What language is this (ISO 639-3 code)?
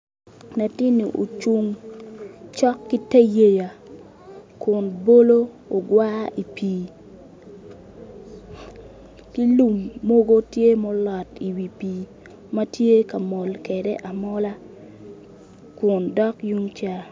ach